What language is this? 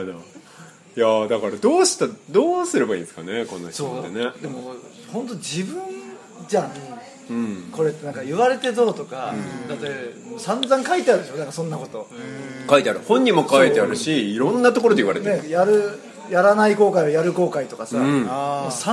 Japanese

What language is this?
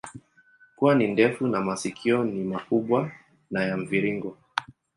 Swahili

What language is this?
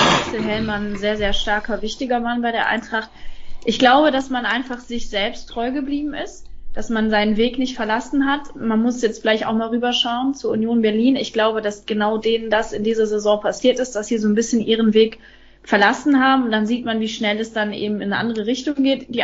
German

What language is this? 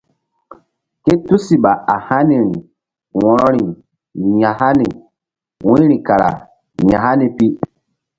Mbum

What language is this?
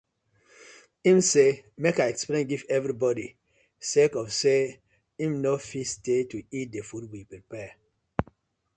Nigerian Pidgin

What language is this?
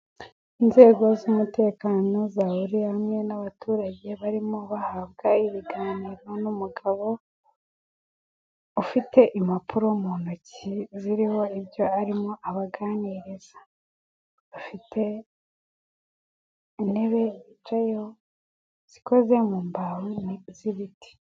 Kinyarwanda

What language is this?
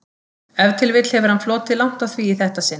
Icelandic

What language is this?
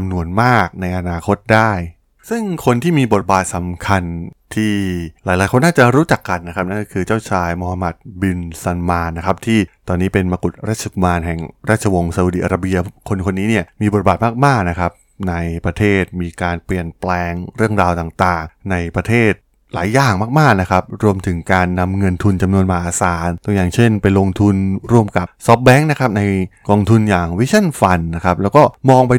Thai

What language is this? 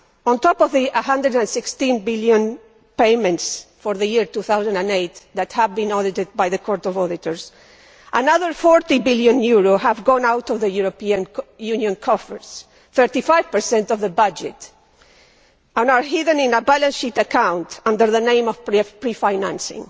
English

